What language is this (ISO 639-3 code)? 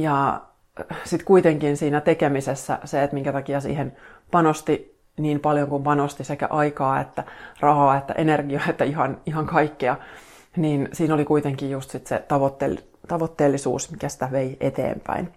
fin